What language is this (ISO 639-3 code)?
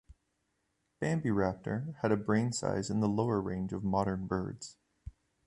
eng